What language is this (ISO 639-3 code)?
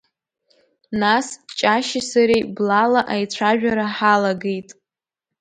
abk